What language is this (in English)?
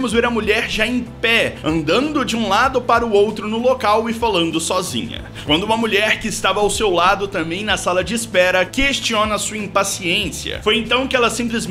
Portuguese